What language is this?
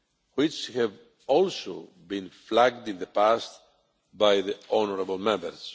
English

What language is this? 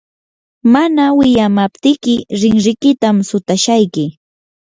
Yanahuanca Pasco Quechua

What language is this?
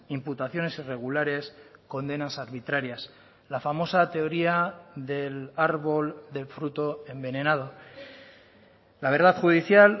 Spanish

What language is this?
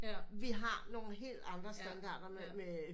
Danish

